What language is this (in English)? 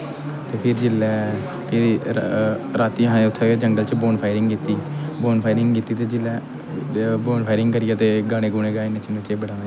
Dogri